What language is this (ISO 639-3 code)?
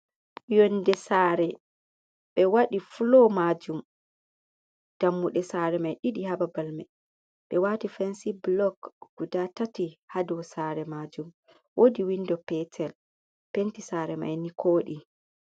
ful